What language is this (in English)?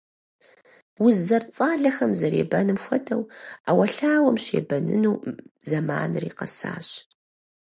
Kabardian